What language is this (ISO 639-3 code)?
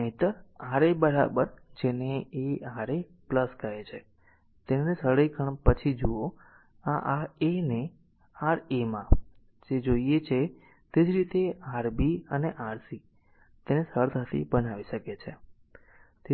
guj